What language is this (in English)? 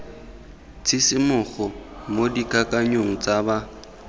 Tswana